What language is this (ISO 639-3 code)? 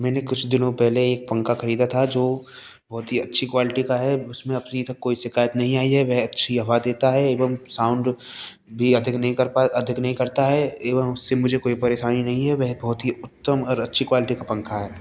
hin